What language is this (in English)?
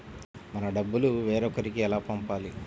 Telugu